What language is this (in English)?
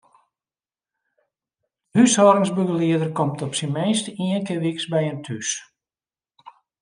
Western Frisian